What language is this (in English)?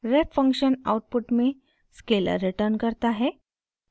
Hindi